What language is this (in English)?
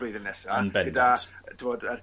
Welsh